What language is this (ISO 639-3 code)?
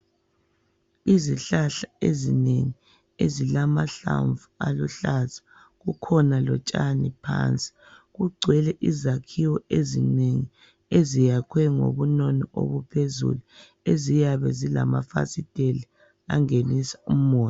nde